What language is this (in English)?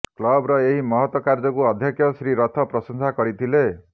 Odia